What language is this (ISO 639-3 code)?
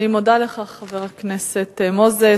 heb